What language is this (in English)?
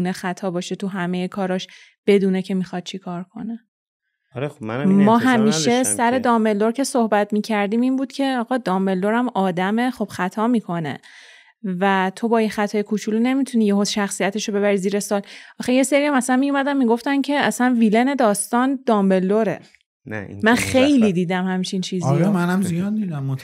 Persian